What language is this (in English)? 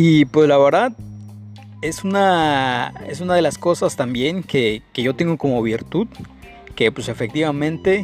Spanish